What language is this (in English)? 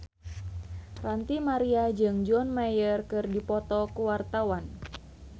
Sundanese